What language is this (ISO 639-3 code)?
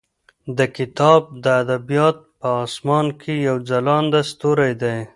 pus